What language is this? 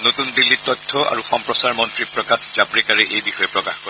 Assamese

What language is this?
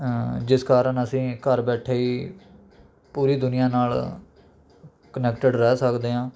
Punjabi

